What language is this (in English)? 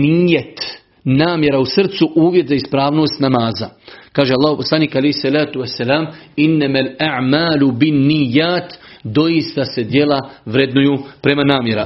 Croatian